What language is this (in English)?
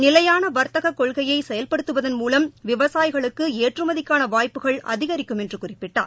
Tamil